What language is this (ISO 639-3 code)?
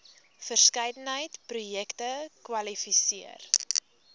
afr